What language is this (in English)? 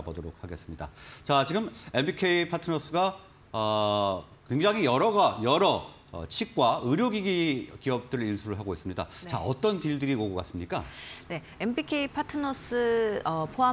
Korean